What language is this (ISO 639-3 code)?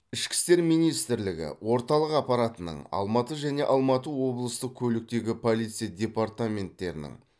kaz